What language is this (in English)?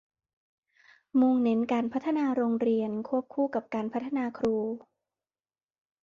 Thai